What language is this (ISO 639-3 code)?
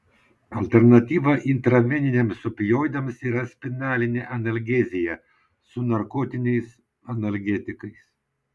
lit